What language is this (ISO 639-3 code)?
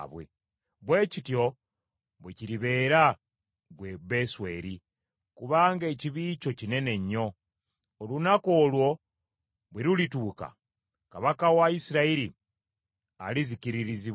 lug